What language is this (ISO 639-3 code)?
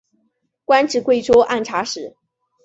zho